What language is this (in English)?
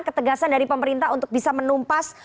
Indonesian